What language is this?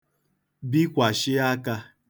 Igbo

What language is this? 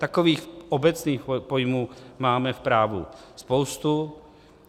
Czech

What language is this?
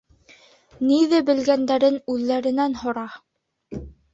Bashkir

